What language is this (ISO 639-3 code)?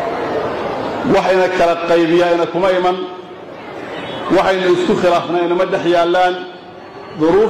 ara